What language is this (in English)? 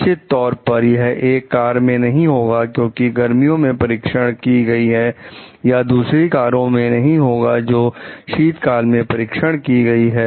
Hindi